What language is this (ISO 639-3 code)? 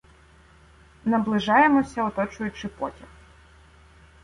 ukr